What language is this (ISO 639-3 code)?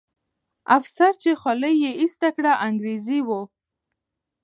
pus